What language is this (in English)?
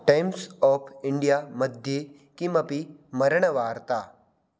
Sanskrit